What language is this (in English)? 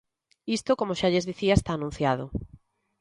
Galician